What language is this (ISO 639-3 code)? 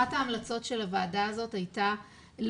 heb